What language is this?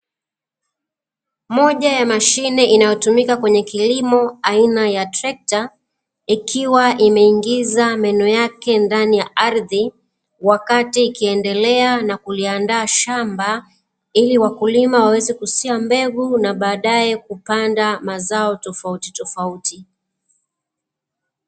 Swahili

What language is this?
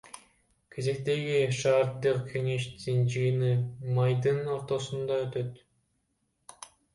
Kyrgyz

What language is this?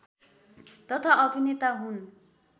Nepali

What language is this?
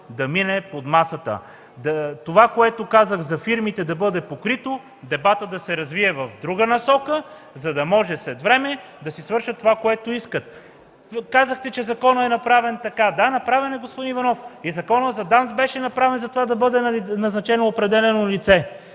Bulgarian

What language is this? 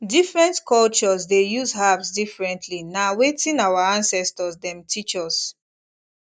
Nigerian Pidgin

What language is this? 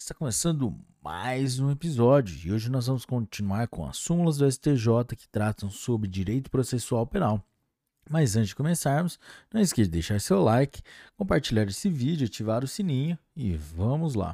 Portuguese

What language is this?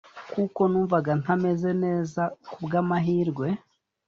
Kinyarwanda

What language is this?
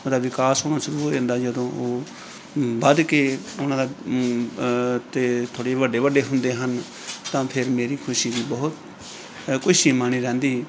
Punjabi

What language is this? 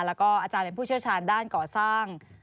Thai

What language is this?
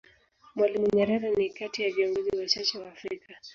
Swahili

